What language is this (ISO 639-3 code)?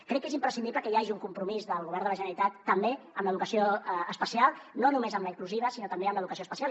cat